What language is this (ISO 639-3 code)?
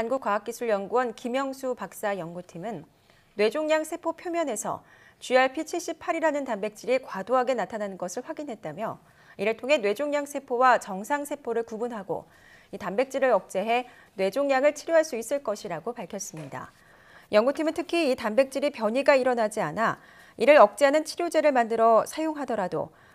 kor